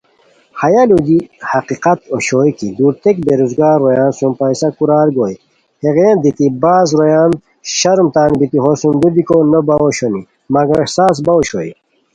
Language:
Khowar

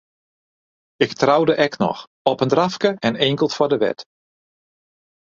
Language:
Western Frisian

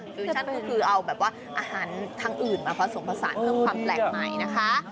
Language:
Thai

